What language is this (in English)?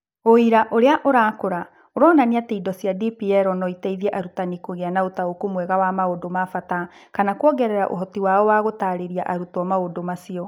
Kikuyu